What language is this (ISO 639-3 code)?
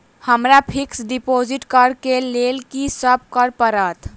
mai